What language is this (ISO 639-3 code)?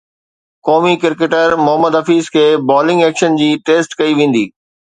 snd